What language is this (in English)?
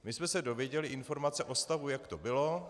Czech